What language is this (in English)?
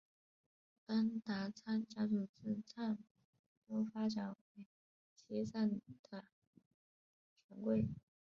Chinese